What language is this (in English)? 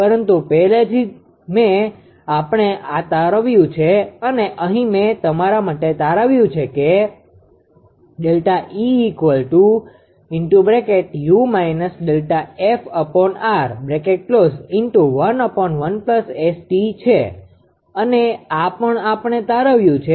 Gujarati